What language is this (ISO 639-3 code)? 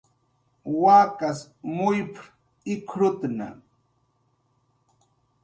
jqr